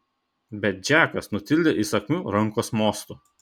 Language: Lithuanian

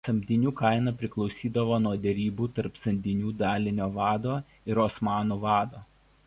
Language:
Lithuanian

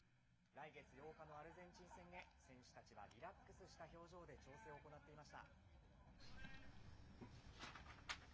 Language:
Japanese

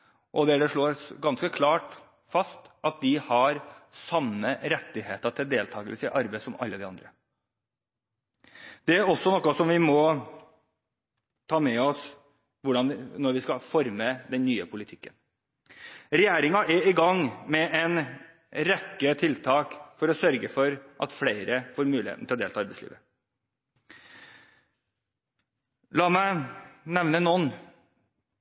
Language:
Norwegian Bokmål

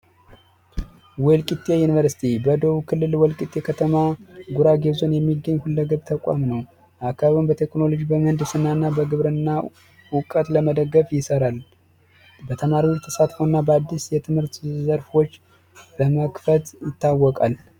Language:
Amharic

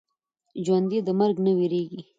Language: Pashto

